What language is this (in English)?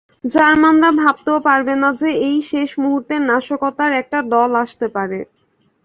Bangla